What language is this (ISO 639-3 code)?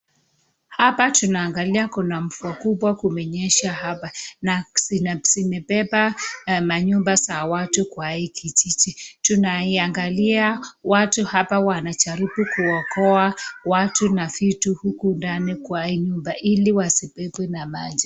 swa